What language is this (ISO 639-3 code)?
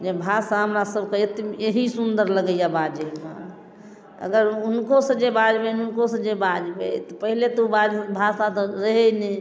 mai